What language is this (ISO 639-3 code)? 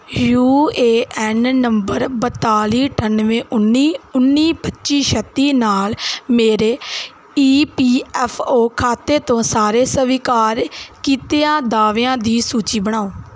pan